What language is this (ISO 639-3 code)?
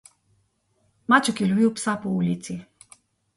slv